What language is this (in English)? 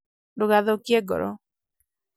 Kikuyu